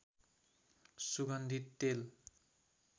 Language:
Nepali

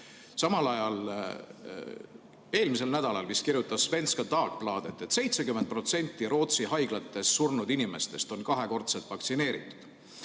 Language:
Estonian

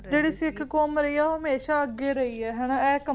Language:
Punjabi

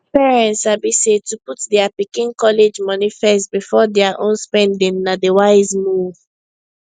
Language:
Nigerian Pidgin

